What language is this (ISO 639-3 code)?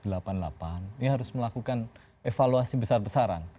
ind